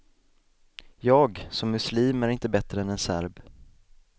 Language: Swedish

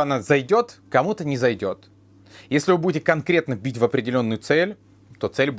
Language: Russian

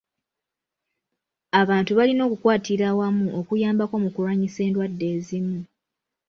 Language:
Ganda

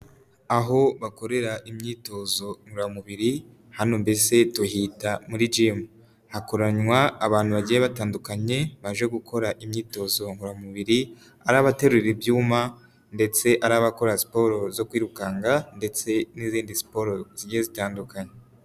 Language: Kinyarwanda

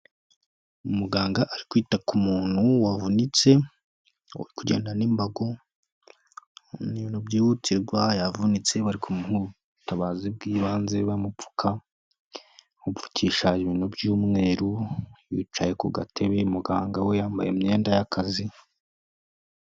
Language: Kinyarwanda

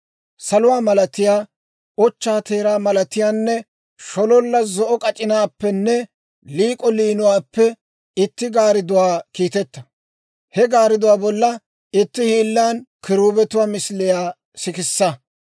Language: Dawro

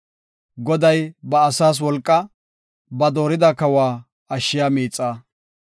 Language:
Gofa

